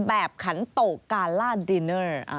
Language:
Thai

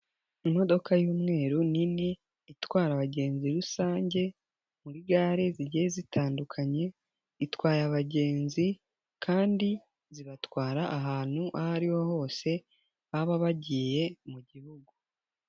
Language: Kinyarwanda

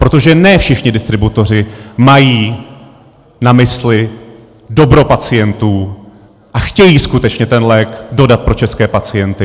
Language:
Czech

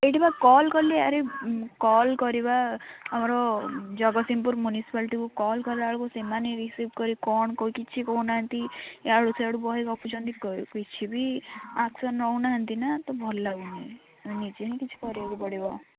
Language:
Odia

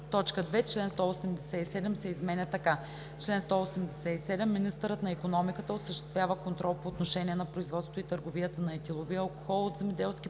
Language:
Bulgarian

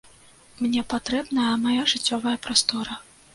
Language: Belarusian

